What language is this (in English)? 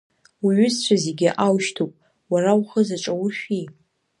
Abkhazian